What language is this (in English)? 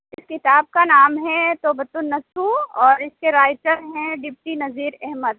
Urdu